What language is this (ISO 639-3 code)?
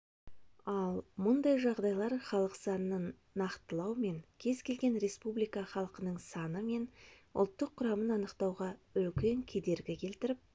kaz